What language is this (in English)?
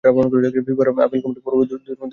Bangla